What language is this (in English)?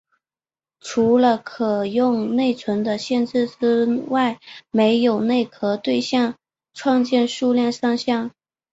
Chinese